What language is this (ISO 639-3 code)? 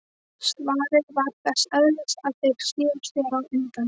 isl